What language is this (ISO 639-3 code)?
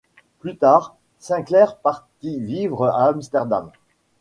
fra